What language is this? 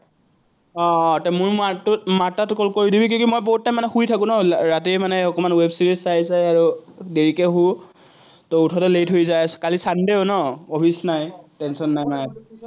Assamese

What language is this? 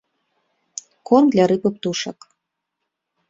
Belarusian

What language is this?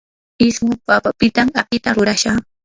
Yanahuanca Pasco Quechua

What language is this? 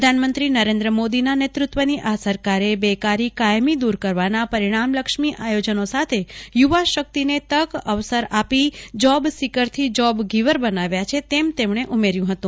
Gujarati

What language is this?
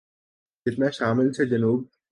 Urdu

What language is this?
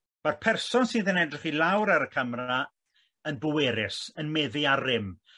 Welsh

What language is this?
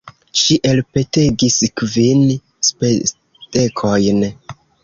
Esperanto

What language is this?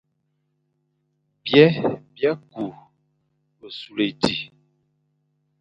Fang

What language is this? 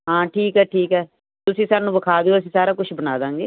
Punjabi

